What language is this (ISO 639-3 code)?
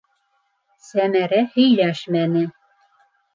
bak